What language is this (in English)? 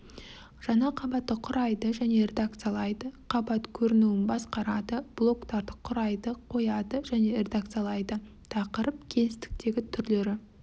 Kazakh